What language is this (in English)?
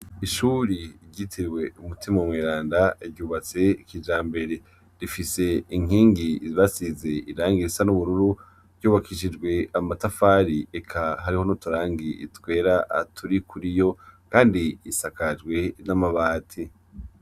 Rundi